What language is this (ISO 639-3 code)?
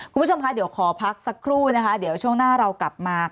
tha